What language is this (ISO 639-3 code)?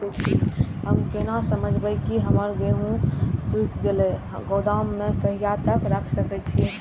mai